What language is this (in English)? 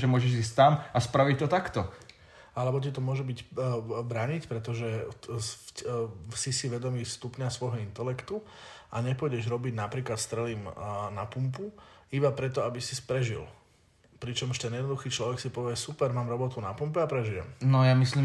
Slovak